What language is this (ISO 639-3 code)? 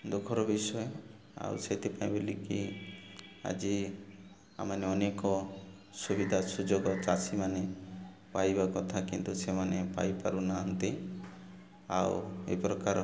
ori